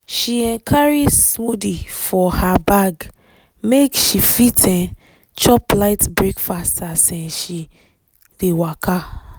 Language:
Nigerian Pidgin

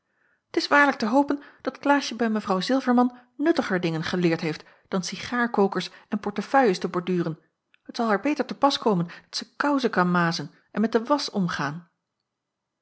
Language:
Dutch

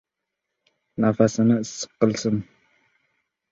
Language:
Uzbek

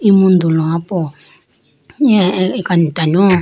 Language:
Idu-Mishmi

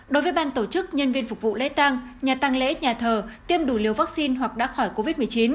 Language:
Vietnamese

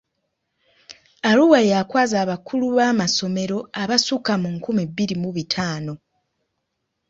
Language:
Ganda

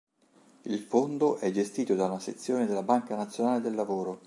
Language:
Italian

